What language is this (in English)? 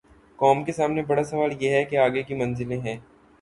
Urdu